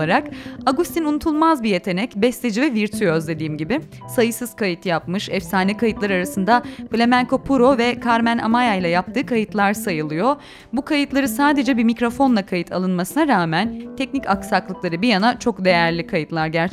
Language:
Turkish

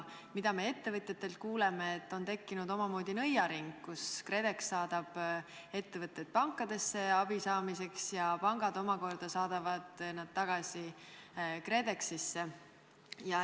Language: Estonian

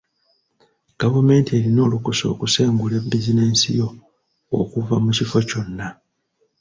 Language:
Ganda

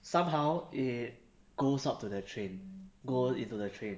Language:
English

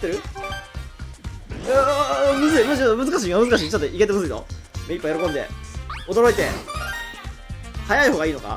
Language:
Japanese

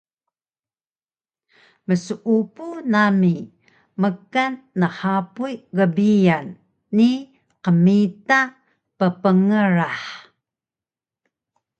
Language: Taroko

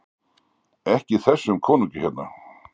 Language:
Icelandic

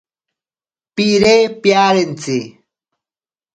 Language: Ashéninka Perené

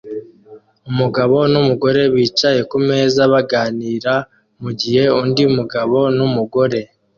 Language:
Kinyarwanda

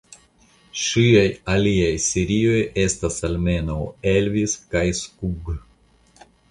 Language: Esperanto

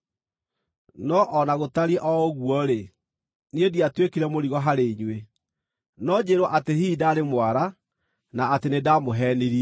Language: Kikuyu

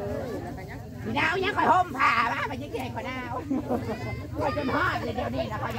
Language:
Thai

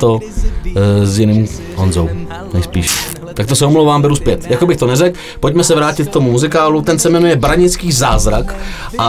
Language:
Czech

